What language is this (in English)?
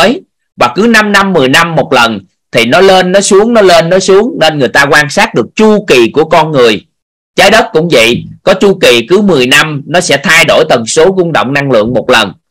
Vietnamese